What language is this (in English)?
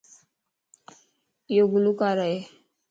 Lasi